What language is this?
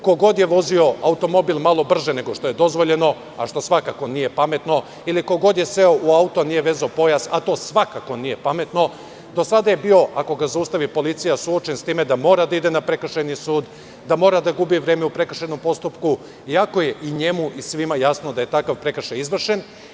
Serbian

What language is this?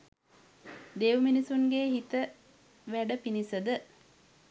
Sinhala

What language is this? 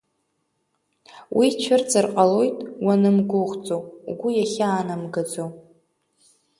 Abkhazian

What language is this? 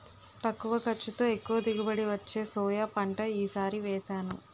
Telugu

